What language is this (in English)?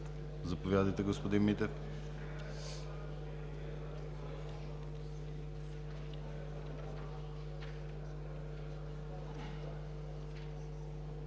Bulgarian